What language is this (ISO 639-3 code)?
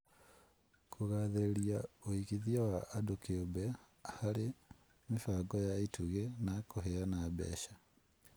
kik